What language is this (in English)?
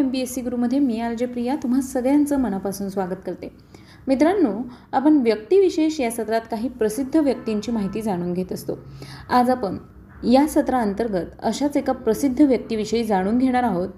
Marathi